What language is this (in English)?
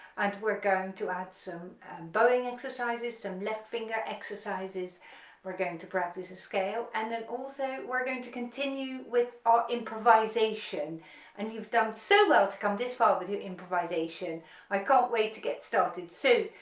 English